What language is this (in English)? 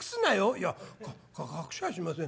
Japanese